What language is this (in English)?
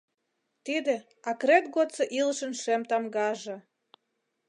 Mari